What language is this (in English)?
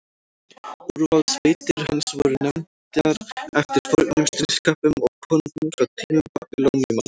Icelandic